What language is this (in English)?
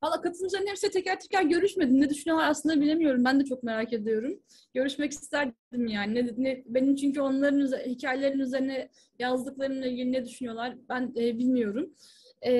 Turkish